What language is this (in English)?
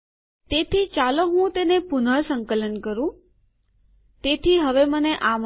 Gujarati